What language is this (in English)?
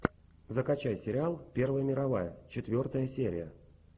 Russian